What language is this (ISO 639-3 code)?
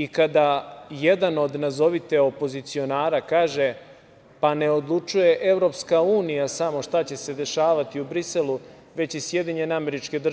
srp